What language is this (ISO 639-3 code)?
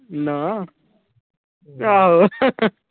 pan